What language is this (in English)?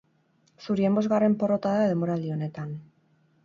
Basque